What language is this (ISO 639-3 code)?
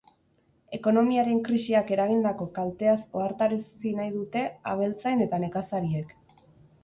eus